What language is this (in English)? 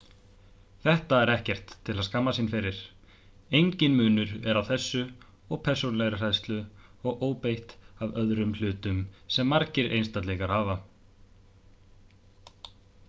Icelandic